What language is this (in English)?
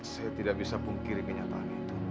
Indonesian